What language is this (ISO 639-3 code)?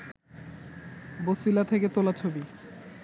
ben